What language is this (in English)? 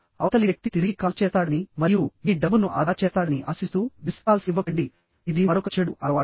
Telugu